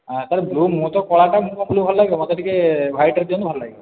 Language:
Odia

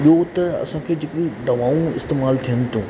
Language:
Sindhi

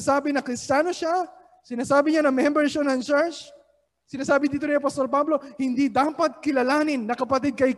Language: Filipino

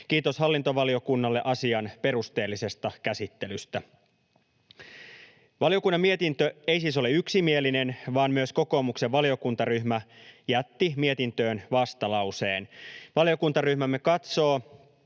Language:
Finnish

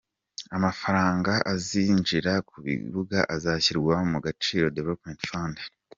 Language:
Kinyarwanda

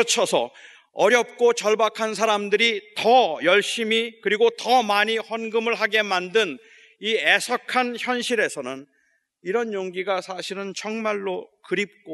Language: Korean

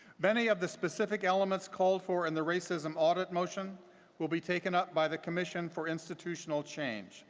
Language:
English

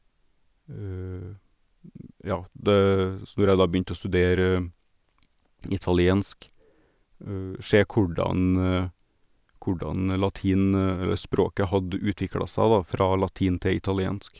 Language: Norwegian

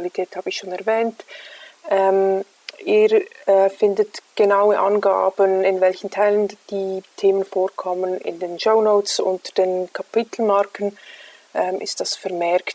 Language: German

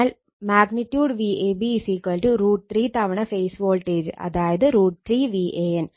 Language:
Malayalam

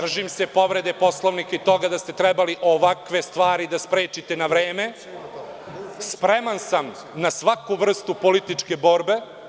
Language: Serbian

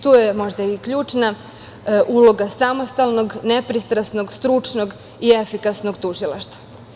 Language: Serbian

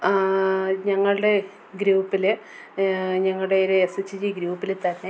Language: Malayalam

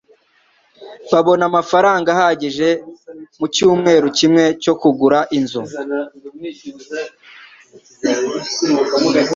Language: Kinyarwanda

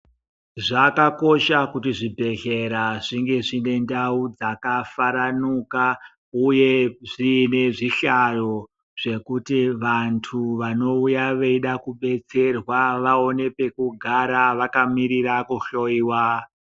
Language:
Ndau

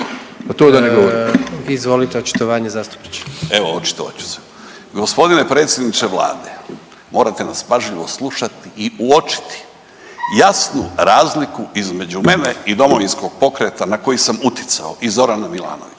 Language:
Croatian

